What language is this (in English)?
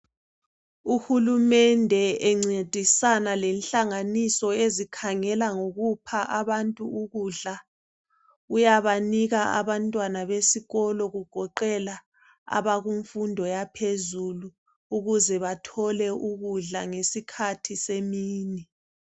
North Ndebele